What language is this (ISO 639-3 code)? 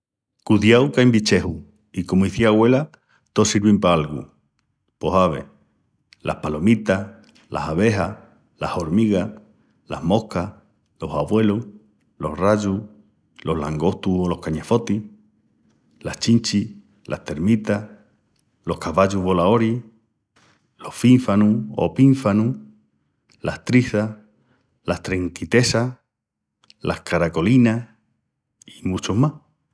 ext